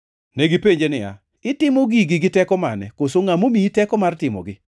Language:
Luo (Kenya and Tanzania)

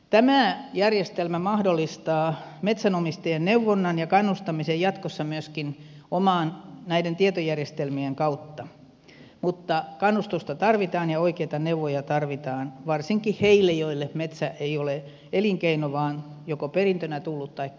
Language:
Finnish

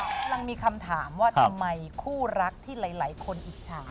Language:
Thai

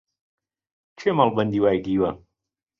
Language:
Central Kurdish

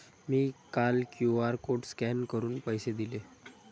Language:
Marathi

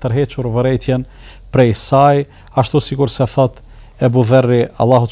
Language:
Arabic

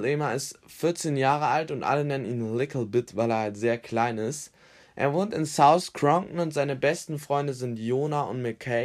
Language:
German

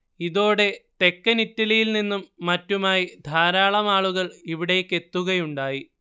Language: Malayalam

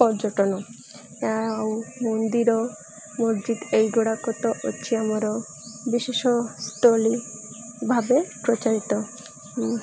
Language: Odia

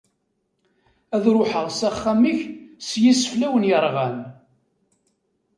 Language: Kabyle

